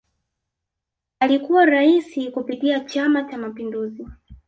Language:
Swahili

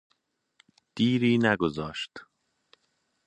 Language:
Persian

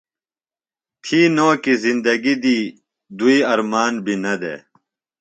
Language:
Phalura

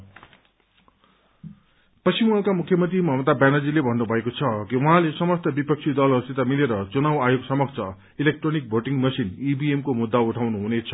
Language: Nepali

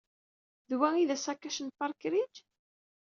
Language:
Kabyle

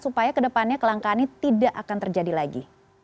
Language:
Indonesian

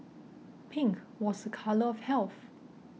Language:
English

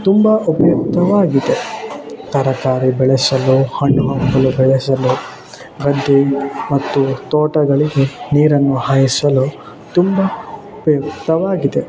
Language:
Kannada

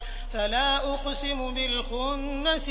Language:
Arabic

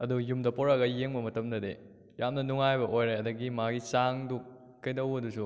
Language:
Manipuri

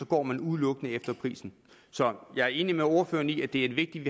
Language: Danish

